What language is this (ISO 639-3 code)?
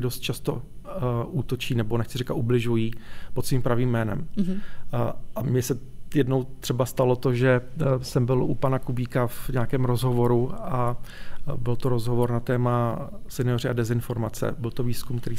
ces